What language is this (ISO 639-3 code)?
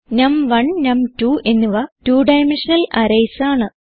mal